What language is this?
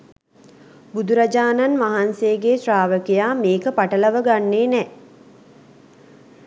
Sinhala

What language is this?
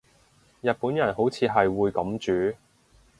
Cantonese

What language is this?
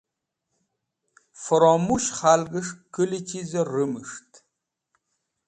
Wakhi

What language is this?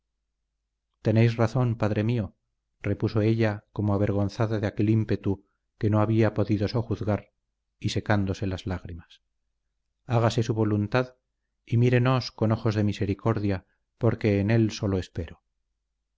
Spanish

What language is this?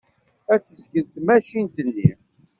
Kabyle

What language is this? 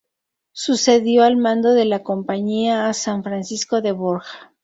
Spanish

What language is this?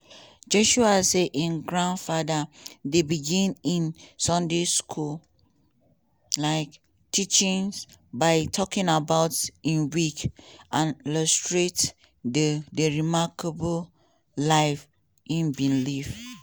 Nigerian Pidgin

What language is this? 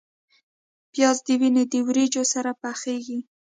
Pashto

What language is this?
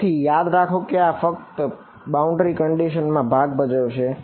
Gujarati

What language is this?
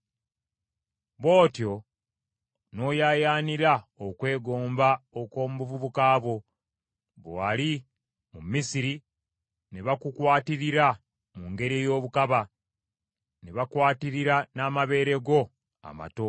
Ganda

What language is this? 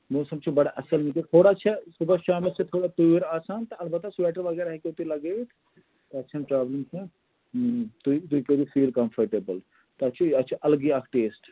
Kashmiri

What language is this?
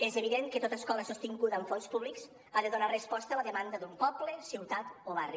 Catalan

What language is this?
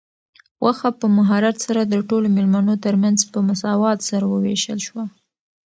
Pashto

